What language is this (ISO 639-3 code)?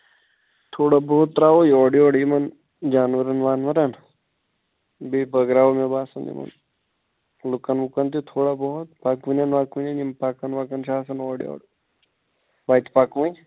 kas